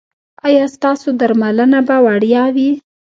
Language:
Pashto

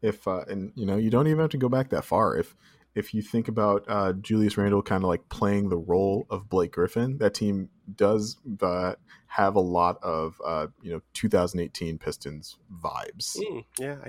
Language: English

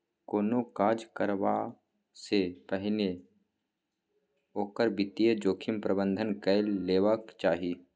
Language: Maithili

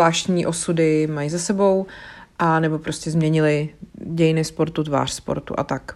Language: Czech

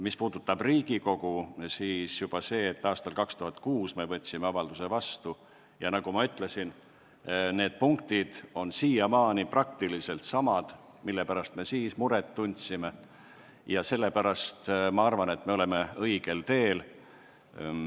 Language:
Estonian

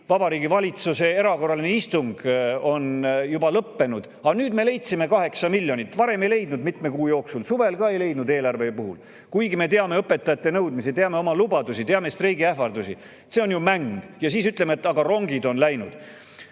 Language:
Estonian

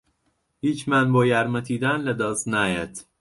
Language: Central Kurdish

